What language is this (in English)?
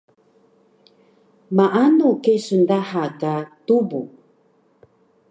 Taroko